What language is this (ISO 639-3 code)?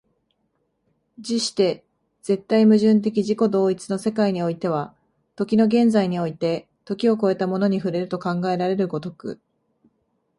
jpn